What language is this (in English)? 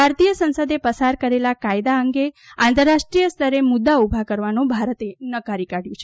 Gujarati